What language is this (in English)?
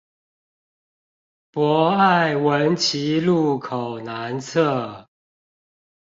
Chinese